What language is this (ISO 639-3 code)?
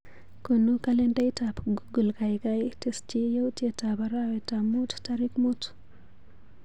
kln